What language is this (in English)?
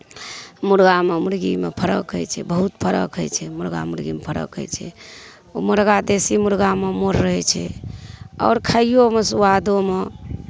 Maithili